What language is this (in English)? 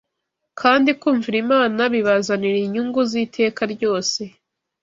Kinyarwanda